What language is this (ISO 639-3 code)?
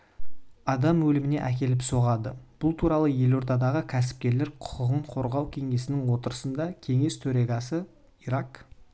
kaz